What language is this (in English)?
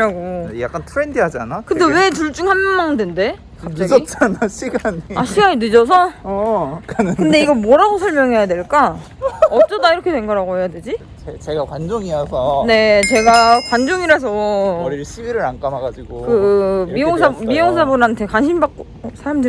Korean